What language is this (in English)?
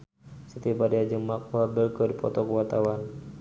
Sundanese